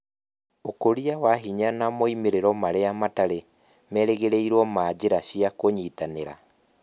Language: Kikuyu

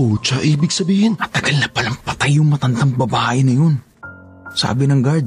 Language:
Filipino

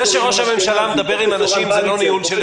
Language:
Hebrew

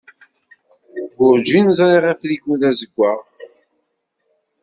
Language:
Kabyle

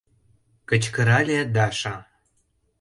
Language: Mari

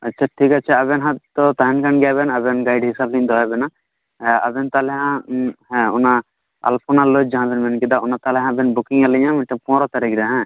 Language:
Santali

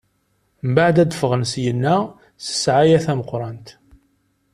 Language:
Kabyle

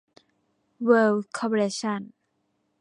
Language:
Thai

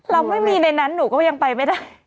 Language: Thai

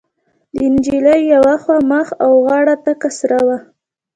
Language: Pashto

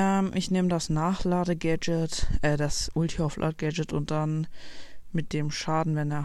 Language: German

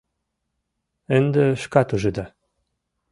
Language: Mari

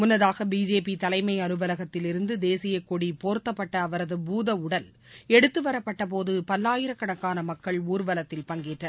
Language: Tamil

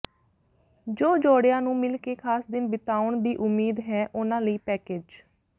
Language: Punjabi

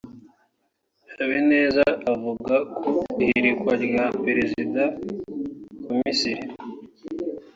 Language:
Kinyarwanda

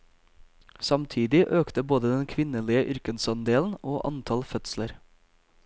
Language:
Norwegian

